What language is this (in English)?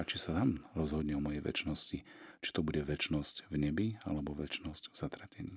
Slovak